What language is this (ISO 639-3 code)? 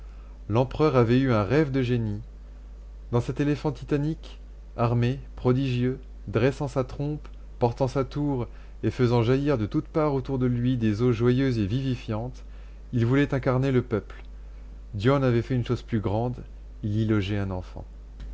fra